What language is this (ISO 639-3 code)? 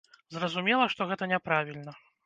bel